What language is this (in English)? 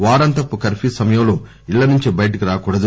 Telugu